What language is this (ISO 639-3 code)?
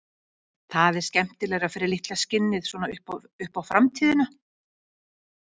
isl